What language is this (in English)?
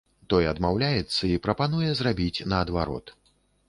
Belarusian